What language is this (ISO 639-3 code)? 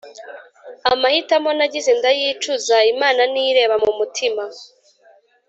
kin